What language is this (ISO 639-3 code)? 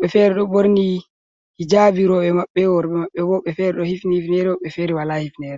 ful